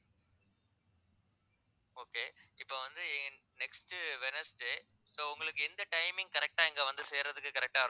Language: Tamil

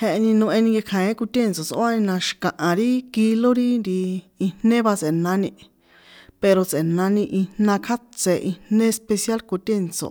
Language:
San Juan Atzingo Popoloca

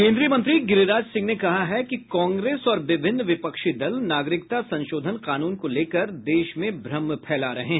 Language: Hindi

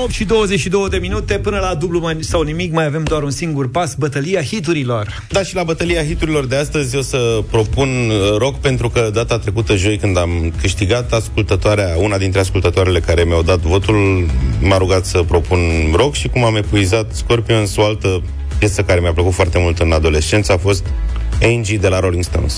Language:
Romanian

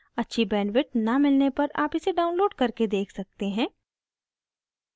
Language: Hindi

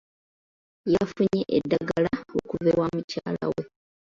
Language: Ganda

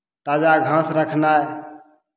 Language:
Maithili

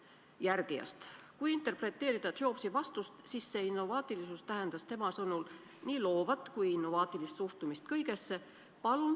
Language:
Estonian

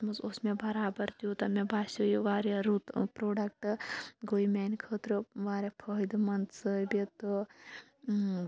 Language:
Kashmiri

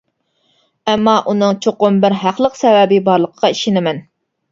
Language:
Uyghur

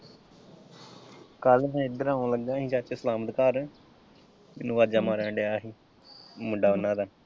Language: Punjabi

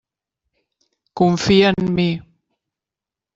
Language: Catalan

